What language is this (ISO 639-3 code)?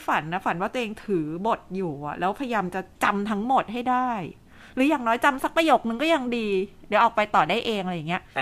tha